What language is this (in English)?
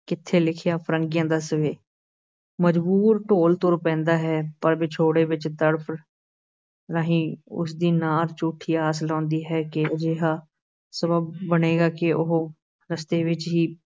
Punjabi